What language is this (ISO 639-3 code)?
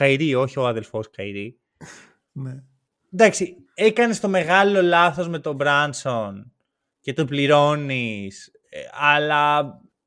ell